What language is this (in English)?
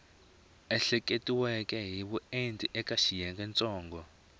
Tsonga